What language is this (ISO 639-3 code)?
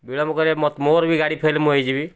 ori